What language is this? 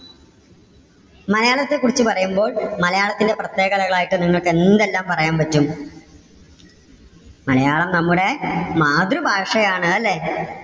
Malayalam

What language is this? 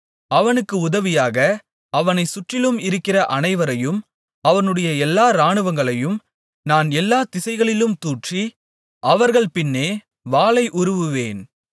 Tamil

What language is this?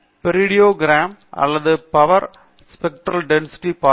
Tamil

